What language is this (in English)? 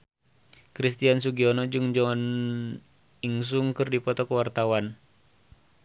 Sundanese